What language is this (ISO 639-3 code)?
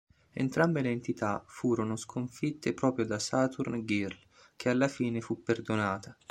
ita